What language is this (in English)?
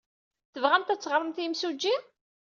Kabyle